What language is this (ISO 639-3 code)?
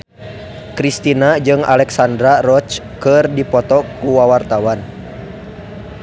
sun